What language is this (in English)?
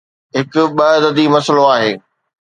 Sindhi